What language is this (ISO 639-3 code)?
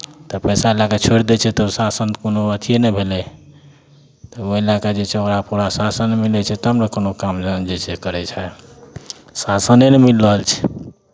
mai